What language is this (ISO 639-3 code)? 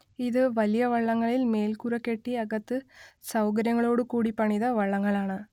mal